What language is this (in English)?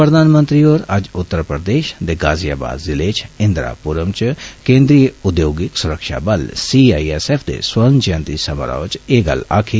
Dogri